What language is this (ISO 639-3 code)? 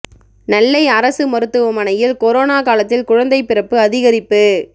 tam